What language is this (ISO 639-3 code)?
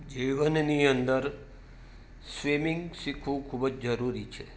guj